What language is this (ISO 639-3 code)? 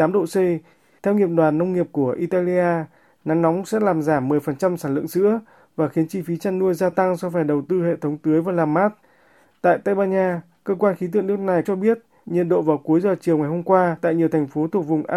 vie